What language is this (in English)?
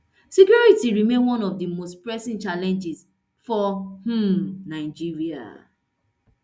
Nigerian Pidgin